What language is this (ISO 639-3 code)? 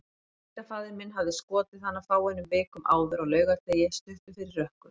isl